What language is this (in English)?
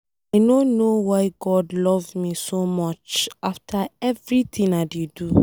Nigerian Pidgin